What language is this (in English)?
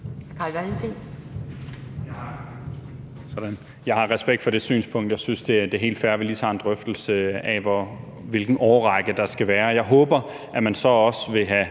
Danish